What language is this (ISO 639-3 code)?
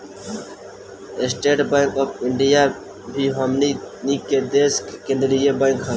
bho